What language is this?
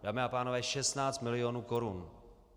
Czech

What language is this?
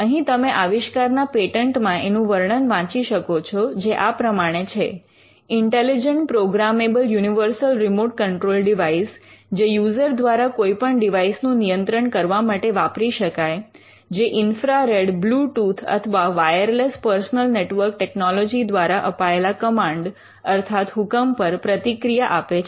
Gujarati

